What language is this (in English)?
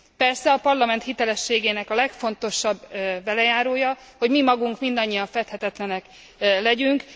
Hungarian